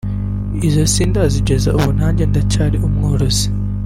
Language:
Kinyarwanda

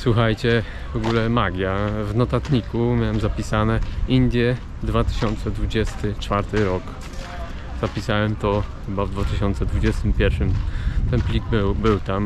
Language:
Polish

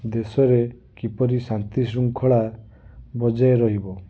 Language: Odia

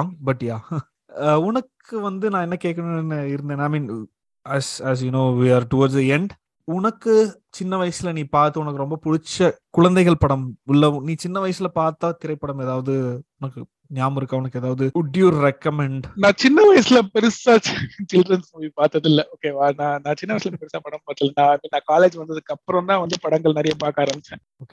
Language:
Tamil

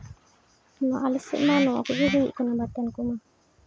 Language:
Santali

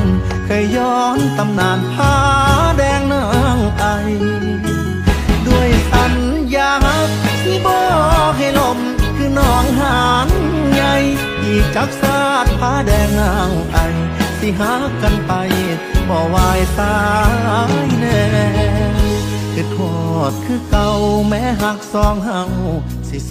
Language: Thai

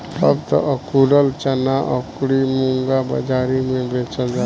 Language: Bhojpuri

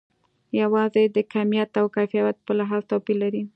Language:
Pashto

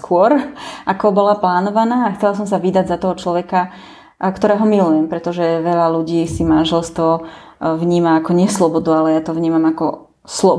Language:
Slovak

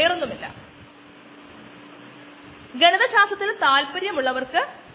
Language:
Malayalam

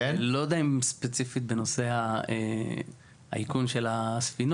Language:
Hebrew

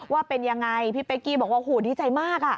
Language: Thai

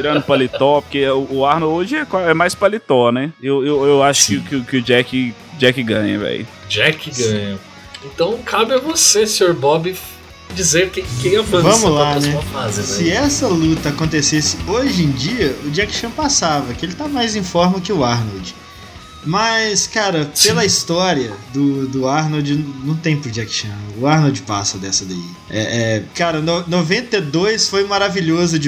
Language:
Portuguese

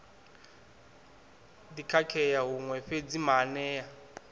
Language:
Venda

